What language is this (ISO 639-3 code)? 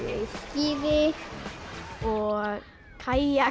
isl